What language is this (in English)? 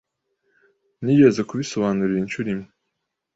Kinyarwanda